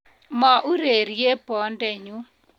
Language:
Kalenjin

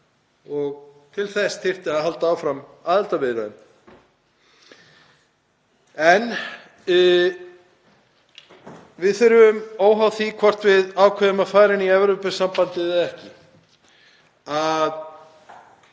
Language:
Icelandic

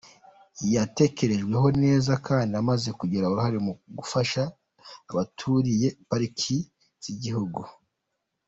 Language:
Kinyarwanda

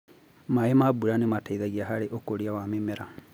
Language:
Kikuyu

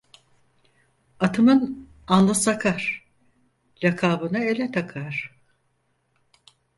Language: Turkish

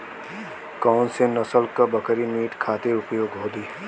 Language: Bhojpuri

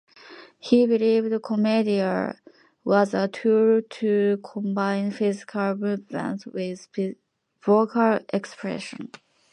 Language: English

